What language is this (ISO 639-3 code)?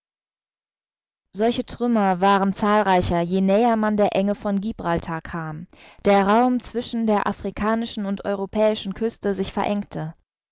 deu